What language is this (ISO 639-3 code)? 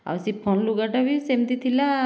ori